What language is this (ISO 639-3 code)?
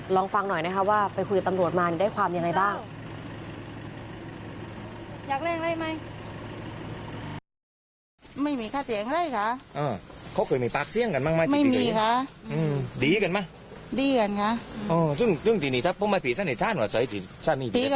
tha